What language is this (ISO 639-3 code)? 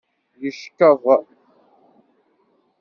kab